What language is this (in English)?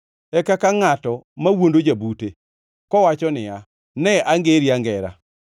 Luo (Kenya and Tanzania)